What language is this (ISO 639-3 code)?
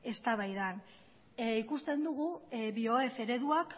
eus